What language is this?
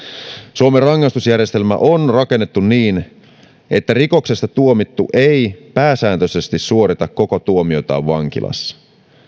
Finnish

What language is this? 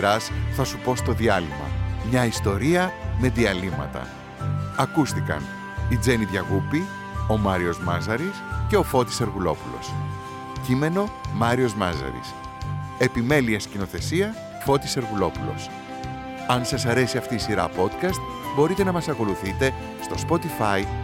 Greek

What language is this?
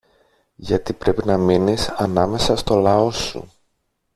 Greek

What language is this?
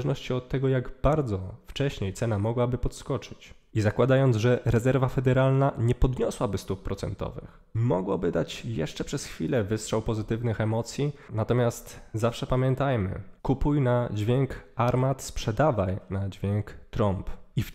Polish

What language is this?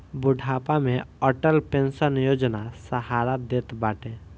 Bhojpuri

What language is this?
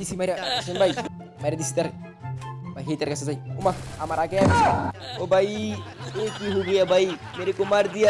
Indonesian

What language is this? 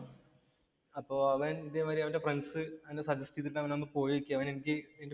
Malayalam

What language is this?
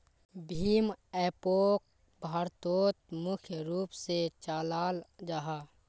Magahi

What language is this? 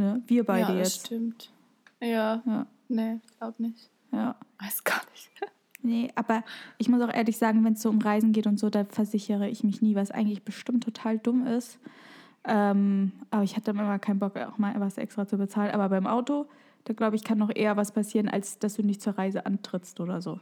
German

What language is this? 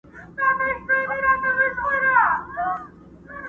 Pashto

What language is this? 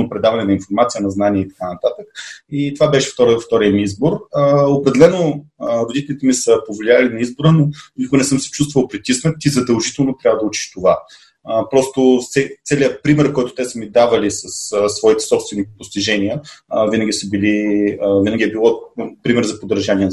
Bulgarian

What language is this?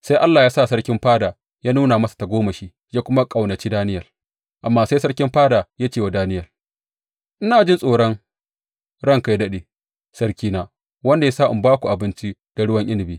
Hausa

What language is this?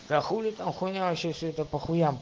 Russian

